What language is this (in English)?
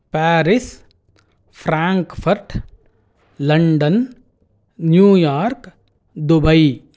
Sanskrit